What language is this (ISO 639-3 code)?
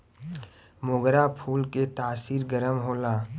bho